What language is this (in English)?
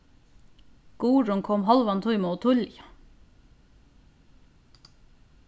Faroese